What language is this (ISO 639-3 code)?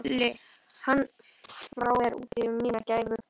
isl